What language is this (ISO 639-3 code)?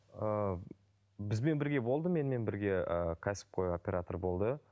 kaz